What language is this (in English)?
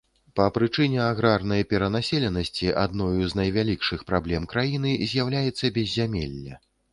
Belarusian